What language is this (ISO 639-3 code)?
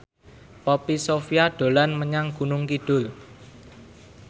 jav